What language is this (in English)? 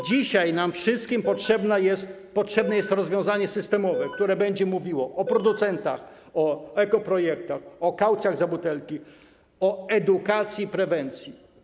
Polish